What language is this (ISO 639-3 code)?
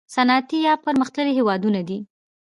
pus